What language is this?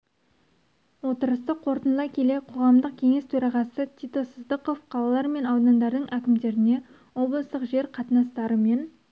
Kazakh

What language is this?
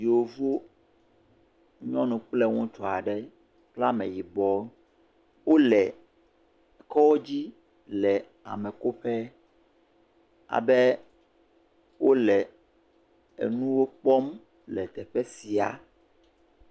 Ewe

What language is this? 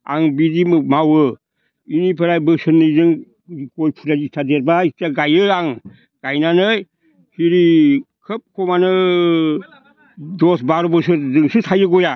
Bodo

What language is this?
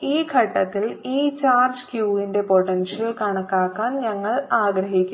Malayalam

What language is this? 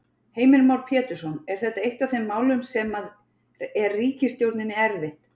Icelandic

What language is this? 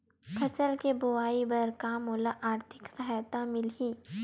Chhattisgarhi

